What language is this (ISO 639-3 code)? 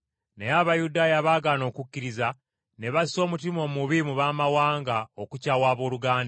lug